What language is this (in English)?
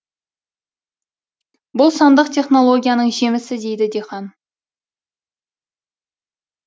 Kazakh